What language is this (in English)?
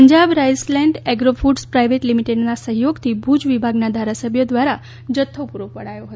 Gujarati